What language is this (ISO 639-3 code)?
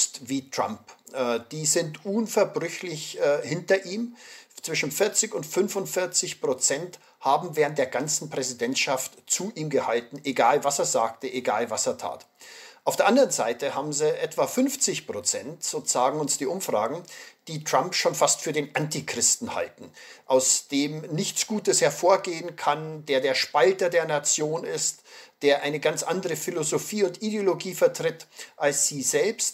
deu